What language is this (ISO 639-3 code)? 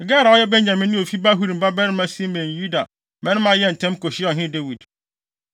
aka